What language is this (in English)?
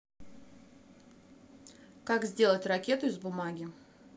Russian